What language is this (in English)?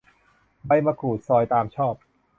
Thai